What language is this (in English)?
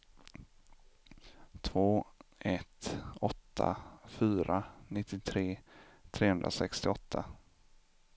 Swedish